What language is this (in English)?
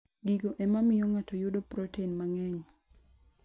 Luo (Kenya and Tanzania)